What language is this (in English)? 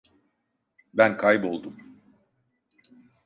Turkish